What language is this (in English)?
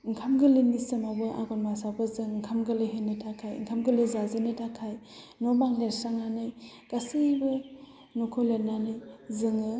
Bodo